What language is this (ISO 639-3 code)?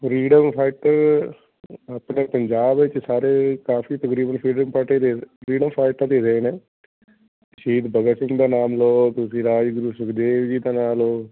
pan